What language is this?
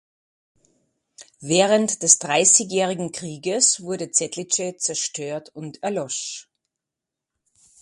German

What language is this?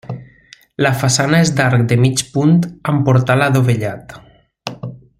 Catalan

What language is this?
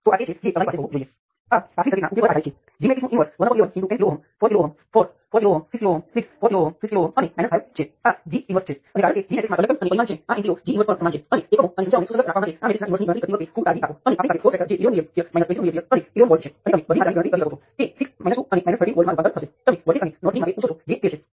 Gujarati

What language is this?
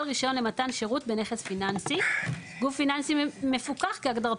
Hebrew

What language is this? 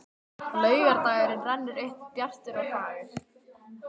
Icelandic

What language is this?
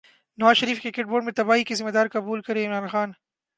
Urdu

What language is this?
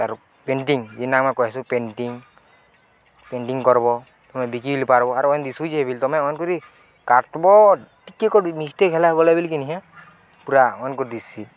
Odia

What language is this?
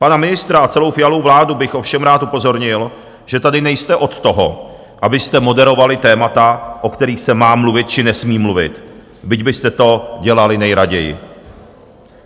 Czech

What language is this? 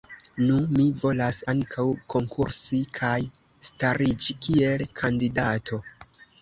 Esperanto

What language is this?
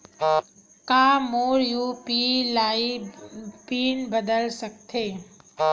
Chhattisgarhi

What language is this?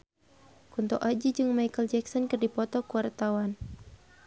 Sundanese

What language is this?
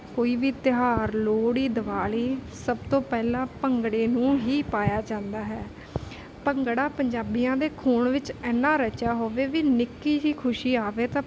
Punjabi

